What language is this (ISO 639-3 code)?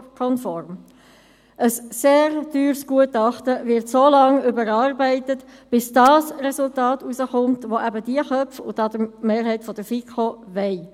gsw